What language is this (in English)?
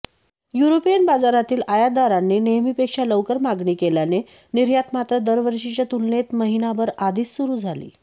Marathi